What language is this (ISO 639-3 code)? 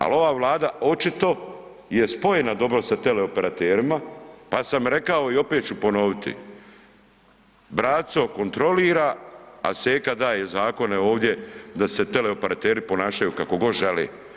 hrv